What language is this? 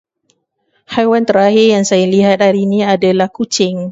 Malay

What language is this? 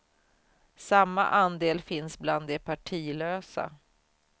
Swedish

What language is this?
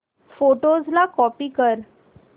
Marathi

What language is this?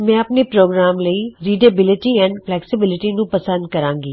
Punjabi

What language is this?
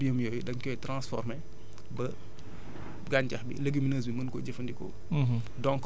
Wolof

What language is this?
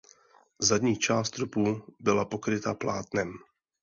Czech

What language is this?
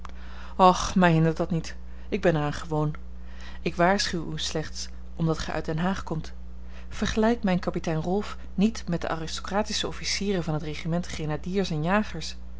Dutch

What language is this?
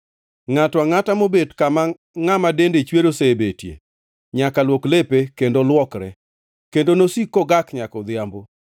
Luo (Kenya and Tanzania)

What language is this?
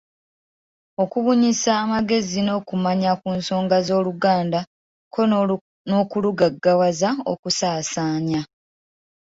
Ganda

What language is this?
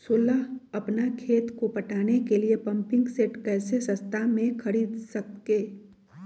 Magahi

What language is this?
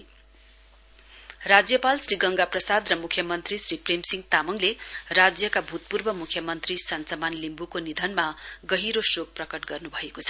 Nepali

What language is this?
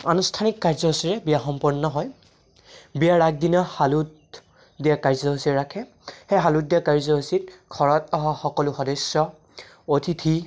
Assamese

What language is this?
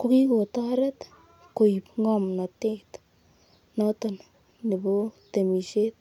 Kalenjin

